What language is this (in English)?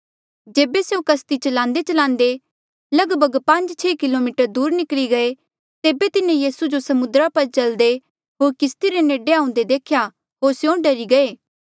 Mandeali